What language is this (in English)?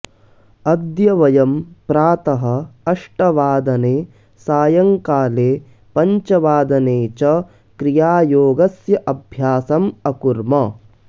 Sanskrit